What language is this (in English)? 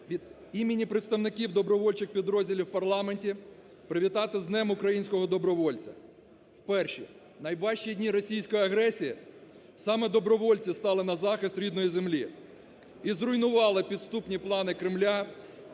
Ukrainian